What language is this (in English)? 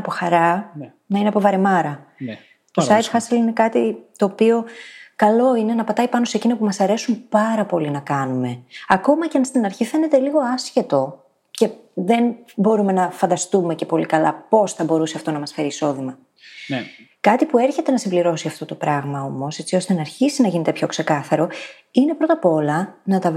Greek